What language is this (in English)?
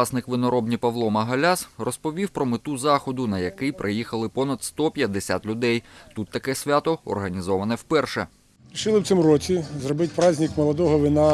Ukrainian